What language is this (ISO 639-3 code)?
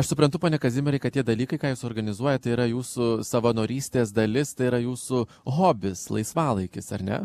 lit